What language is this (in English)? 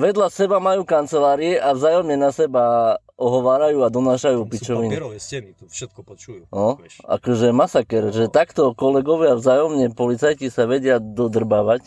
Slovak